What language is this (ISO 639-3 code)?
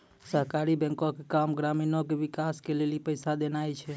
mai